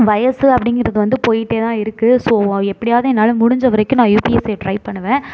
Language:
Tamil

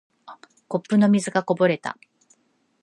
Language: Japanese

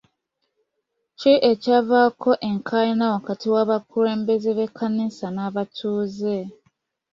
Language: Ganda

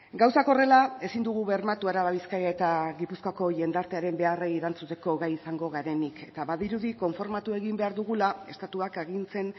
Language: Basque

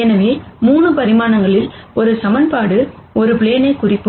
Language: Tamil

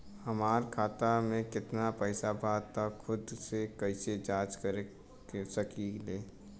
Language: Bhojpuri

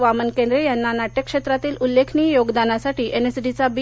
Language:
Marathi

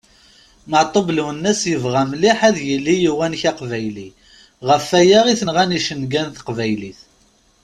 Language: Kabyle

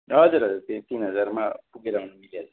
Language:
Nepali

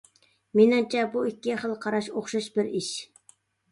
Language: Uyghur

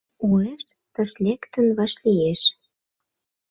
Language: Mari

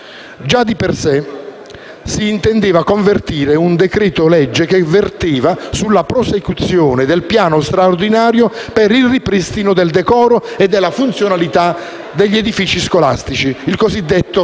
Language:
Italian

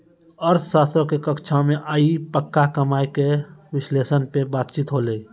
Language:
Maithili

